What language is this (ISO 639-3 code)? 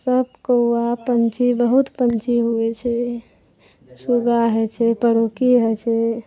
mai